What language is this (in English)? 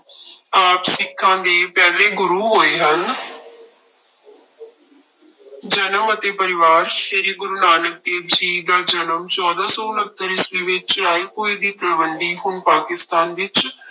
Punjabi